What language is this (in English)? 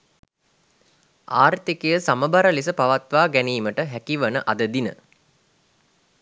Sinhala